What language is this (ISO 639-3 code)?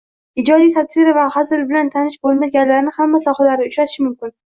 uzb